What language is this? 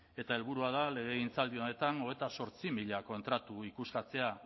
Basque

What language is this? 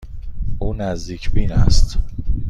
Persian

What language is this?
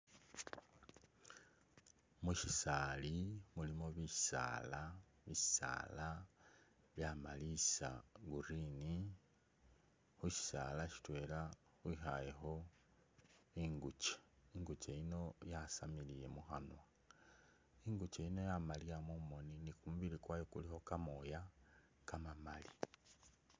Masaaba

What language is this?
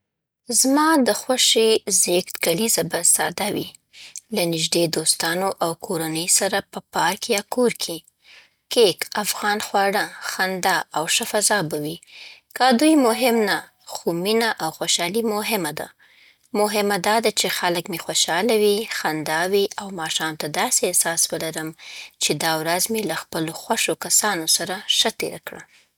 Southern Pashto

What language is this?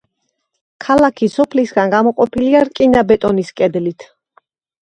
Georgian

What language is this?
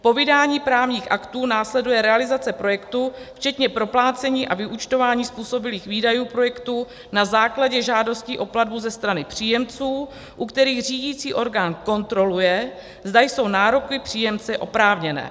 Czech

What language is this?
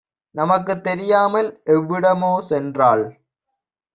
Tamil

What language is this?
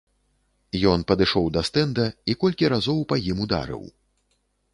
Belarusian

